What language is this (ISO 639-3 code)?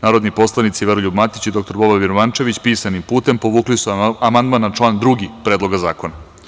srp